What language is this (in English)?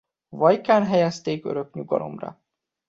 Hungarian